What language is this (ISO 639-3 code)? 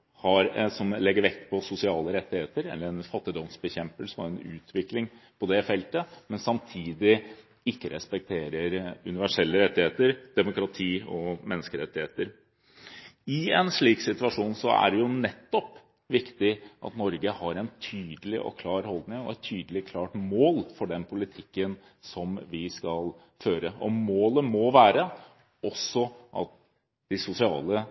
nob